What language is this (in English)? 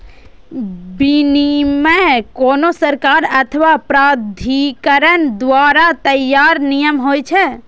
Maithili